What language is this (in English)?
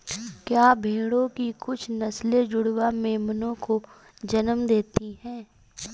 Hindi